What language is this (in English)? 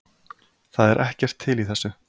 Icelandic